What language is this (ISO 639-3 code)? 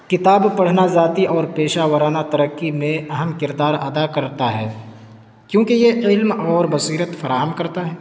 urd